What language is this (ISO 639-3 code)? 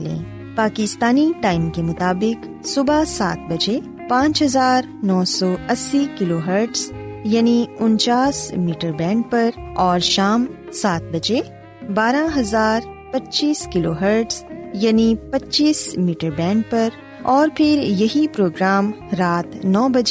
urd